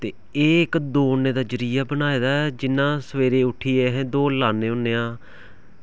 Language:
Dogri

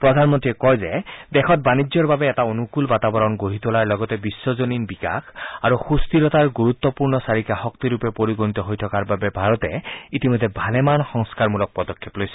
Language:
Assamese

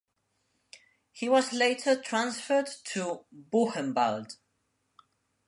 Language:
English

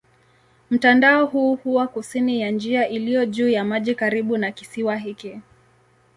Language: Swahili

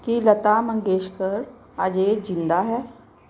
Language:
Punjabi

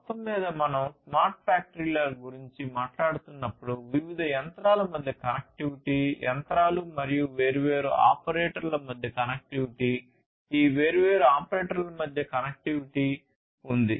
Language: Telugu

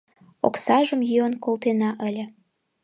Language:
Mari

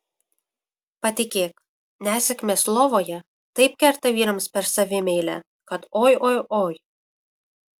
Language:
Lithuanian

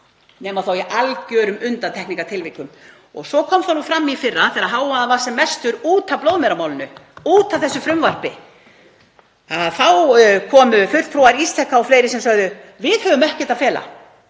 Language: Icelandic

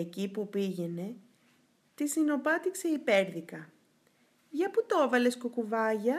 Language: Greek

